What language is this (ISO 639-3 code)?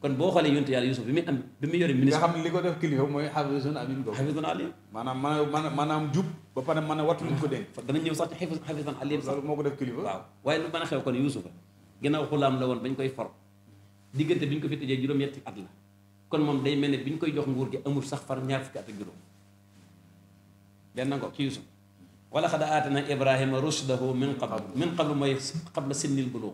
ara